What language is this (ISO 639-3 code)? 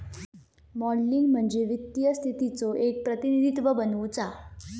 mar